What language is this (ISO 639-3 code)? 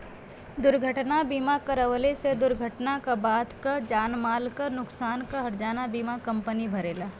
bho